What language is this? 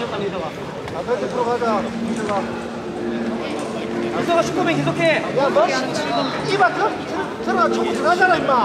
Korean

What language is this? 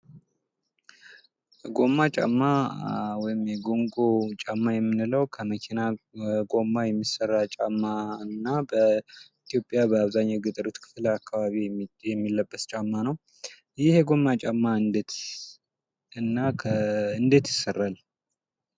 Amharic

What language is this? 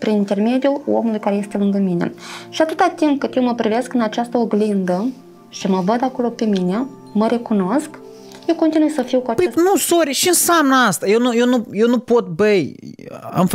Romanian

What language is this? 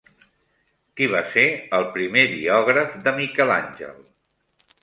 Catalan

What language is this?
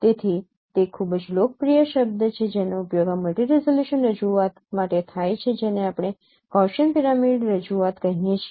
Gujarati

